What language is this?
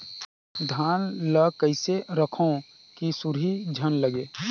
Chhattisgarhi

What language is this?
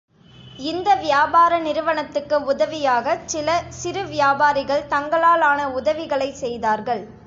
Tamil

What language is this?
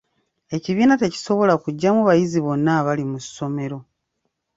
Ganda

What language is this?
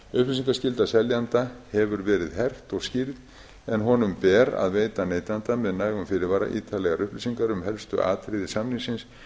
Icelandic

